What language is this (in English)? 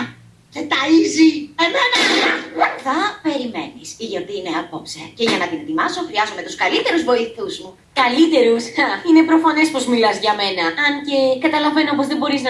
Greek